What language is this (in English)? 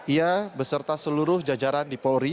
Indonesian